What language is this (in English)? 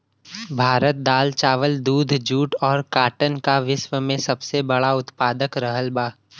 Bhojpuri